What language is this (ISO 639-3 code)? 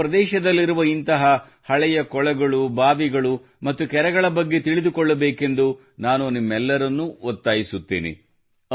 kan